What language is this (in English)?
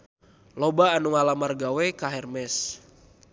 Sundanese